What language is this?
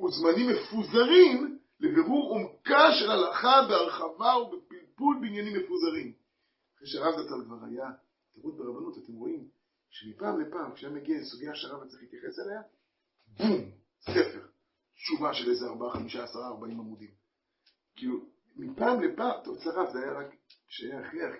Hebrew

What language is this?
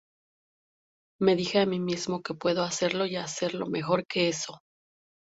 Spanish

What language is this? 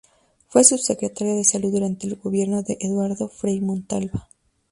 Spanish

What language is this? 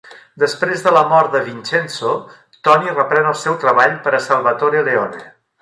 Catalan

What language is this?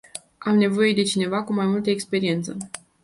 Romanian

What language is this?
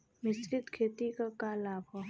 Bhojpuri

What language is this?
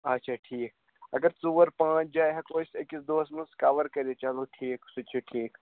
Kashmiri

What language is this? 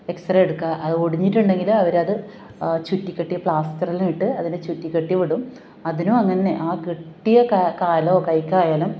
Malayalam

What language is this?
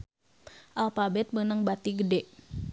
Sundanese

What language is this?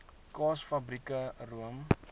Afrikaans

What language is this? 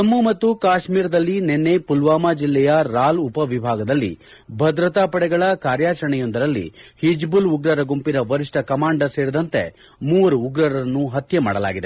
Kannada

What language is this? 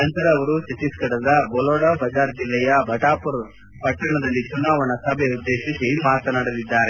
Kannada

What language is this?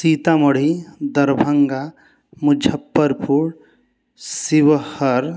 Maithili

